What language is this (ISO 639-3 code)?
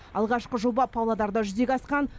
kaz